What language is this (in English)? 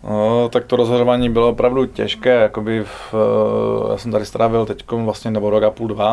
Czech